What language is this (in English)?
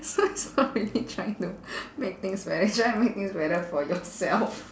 English